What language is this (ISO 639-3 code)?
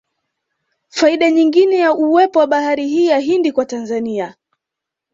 swa